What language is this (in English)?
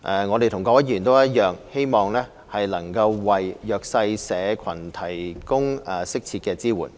Cantonese